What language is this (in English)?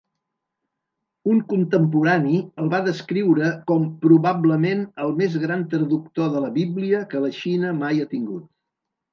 Catalan